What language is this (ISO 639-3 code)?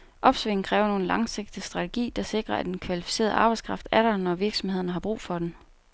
dan